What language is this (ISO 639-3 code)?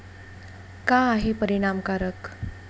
mar